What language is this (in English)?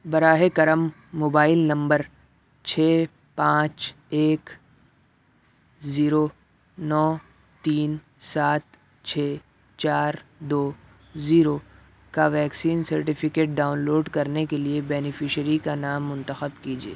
Urdu